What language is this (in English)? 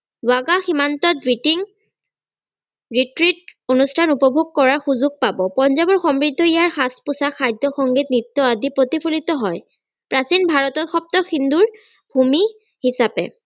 Assamese